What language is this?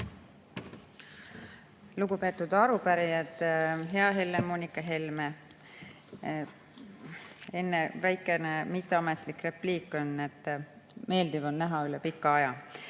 Estonian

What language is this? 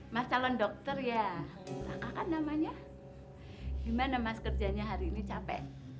Indonesian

